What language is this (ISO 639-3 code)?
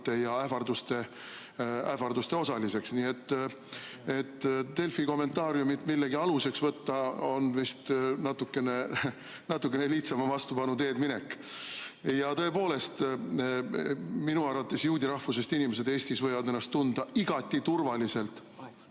est